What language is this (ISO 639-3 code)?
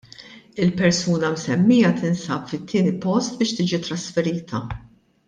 mlt